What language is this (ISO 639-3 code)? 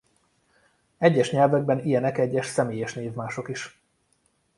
hun